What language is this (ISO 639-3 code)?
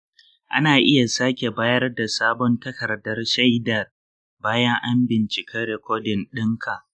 hau